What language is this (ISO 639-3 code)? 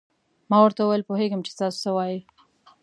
pus